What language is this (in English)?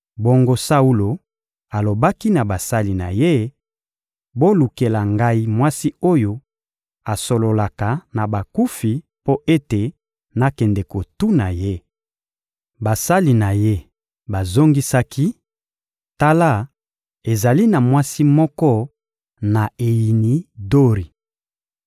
Lingala